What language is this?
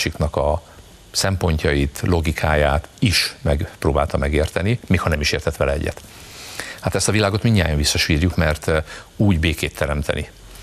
Hungarian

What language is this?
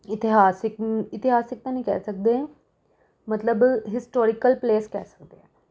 Punjabi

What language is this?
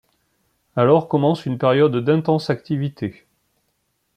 French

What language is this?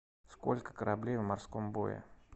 Russian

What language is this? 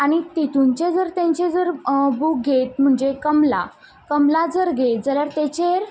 Konkani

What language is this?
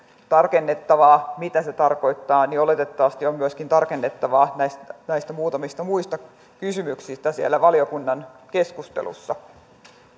Finnish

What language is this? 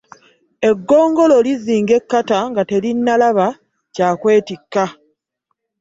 Ganda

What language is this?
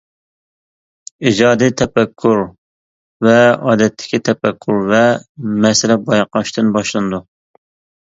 Uyghur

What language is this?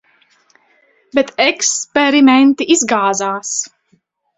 Latvian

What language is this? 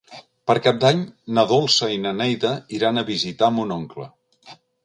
Catalan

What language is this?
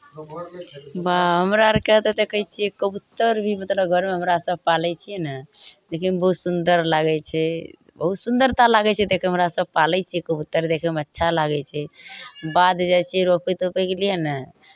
Maithili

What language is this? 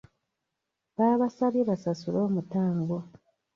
Ganda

